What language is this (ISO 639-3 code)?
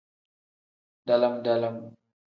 kdh